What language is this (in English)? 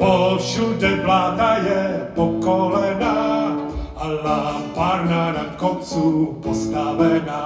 Czech